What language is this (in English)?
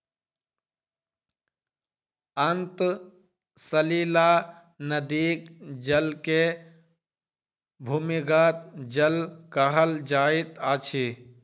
Maithili